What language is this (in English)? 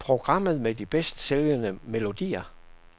Danish